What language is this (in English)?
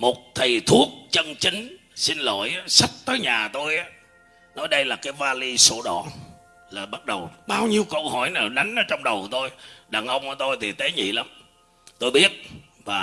Vietnamese